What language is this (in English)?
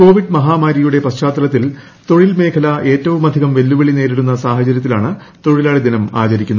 Malayalam